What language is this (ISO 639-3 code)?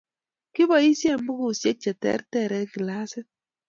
kln